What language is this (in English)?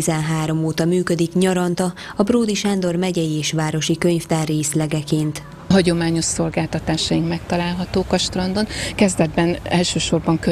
Hungarian